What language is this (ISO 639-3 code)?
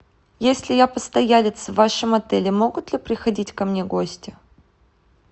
rus